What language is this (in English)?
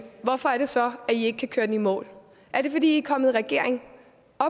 Danish